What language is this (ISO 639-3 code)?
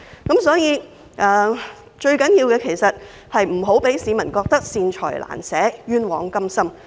yue